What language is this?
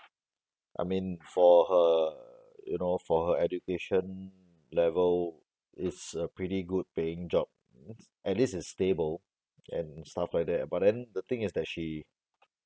English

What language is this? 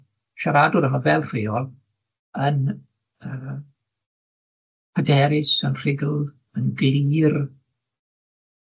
Welsh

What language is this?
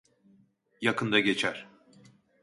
Turkish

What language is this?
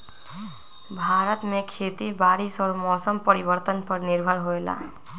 Magahi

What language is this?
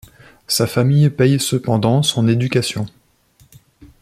French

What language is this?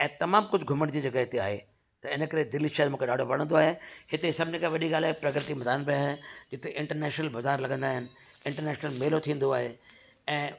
Sindhi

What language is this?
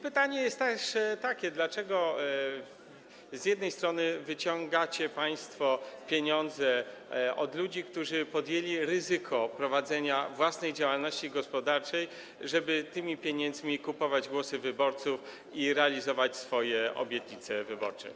Polish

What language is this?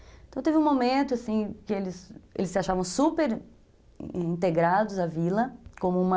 Portuguese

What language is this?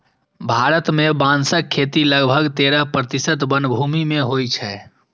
Maithili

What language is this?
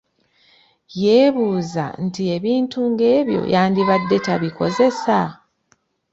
Ganda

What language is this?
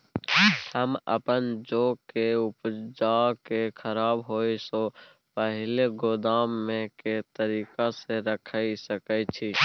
Maithili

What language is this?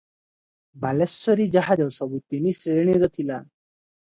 Odia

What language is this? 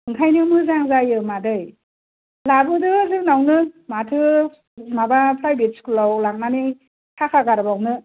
Bodo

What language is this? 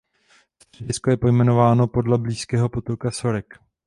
Czech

